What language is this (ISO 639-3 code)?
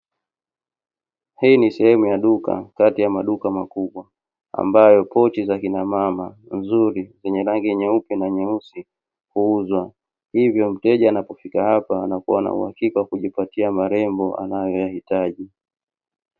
swa